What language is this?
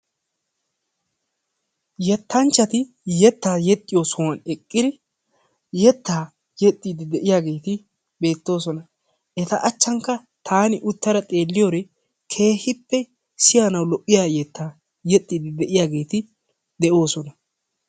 Wolaytta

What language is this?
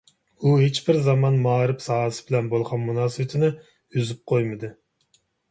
Uyghur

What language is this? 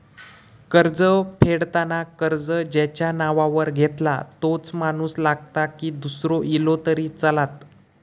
Marathi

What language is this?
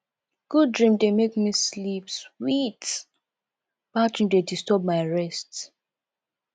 Nigerian Pidgin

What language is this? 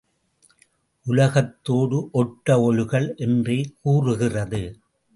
Tamil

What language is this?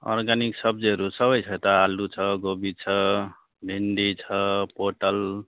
Nepali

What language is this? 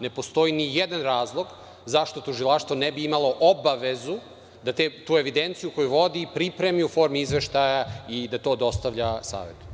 Serbian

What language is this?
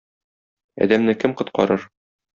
Tatar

